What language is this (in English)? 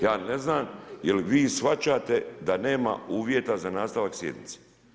Croatian